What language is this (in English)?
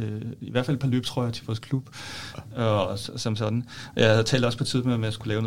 Danish